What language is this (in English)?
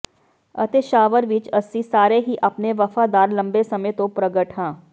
Punjabi